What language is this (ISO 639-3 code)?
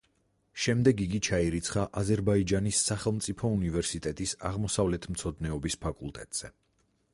kat